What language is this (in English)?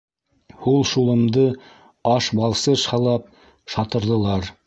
Bashkir